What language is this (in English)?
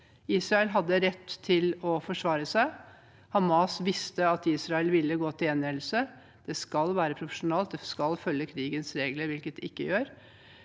Norwegian